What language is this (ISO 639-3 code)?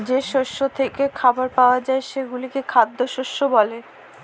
ben